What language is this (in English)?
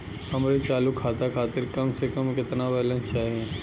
Bhojpuri